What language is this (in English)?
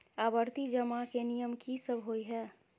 Maithili